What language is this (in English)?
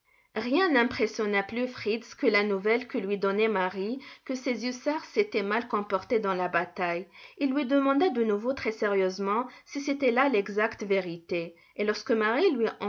French